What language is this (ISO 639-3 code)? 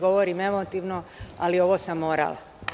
srp